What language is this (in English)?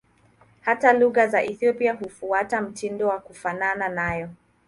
Swahili